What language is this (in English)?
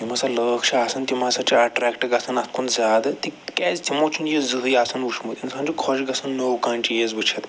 Kashmiri